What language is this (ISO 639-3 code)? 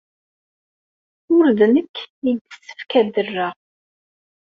kab